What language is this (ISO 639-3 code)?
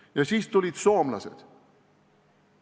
est